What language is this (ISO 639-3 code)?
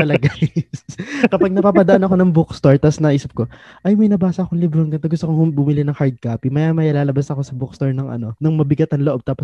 fil